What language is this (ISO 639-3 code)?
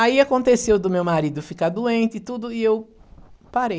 por